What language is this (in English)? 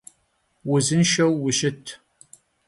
Kabardian